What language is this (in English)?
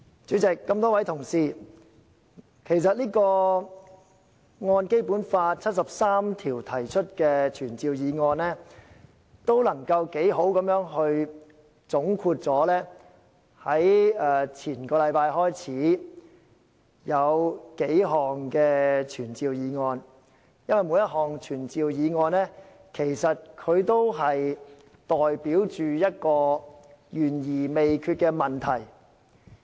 Cantonese